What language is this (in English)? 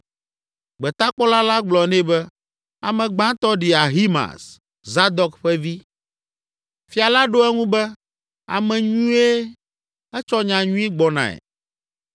Ewe